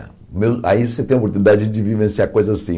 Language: Portuguese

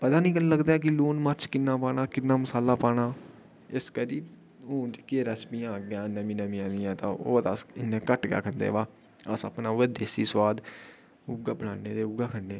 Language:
Dogri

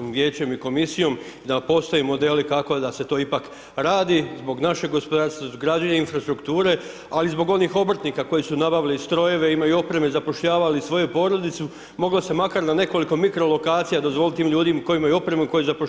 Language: Croatian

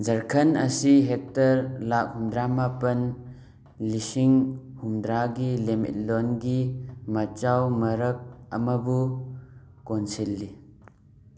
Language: Manipuri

